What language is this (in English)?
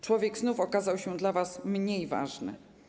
Polish